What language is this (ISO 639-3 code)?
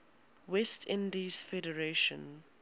eng